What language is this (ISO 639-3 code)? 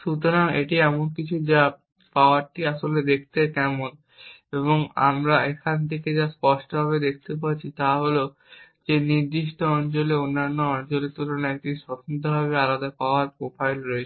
ben